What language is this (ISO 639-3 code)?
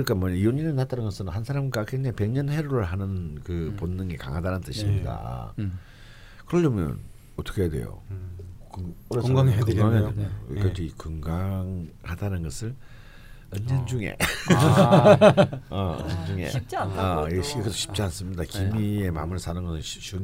kor